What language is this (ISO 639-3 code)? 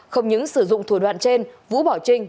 vie